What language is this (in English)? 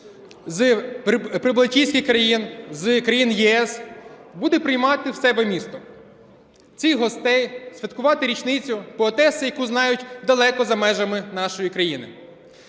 Ukrainian